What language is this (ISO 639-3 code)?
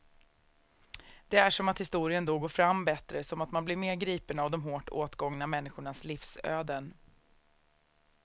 swe